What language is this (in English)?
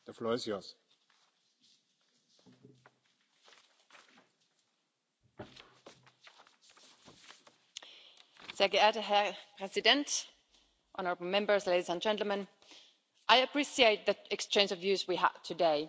English